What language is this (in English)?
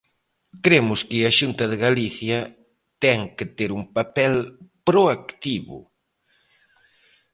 Galician